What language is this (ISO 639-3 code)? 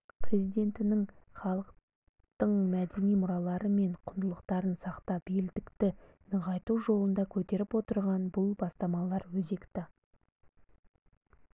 kaz